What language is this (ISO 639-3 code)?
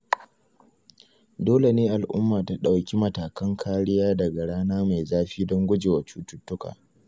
hau